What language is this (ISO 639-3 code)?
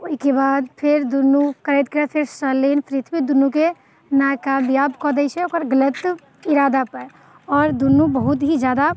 mai